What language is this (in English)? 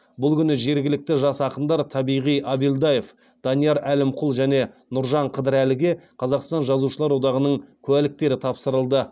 Kazakh